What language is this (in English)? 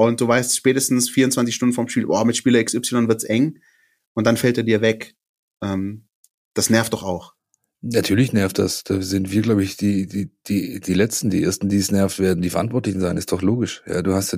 German